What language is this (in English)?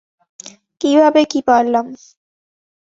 Bangla